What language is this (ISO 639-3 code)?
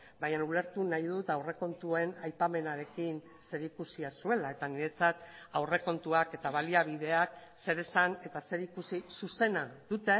eus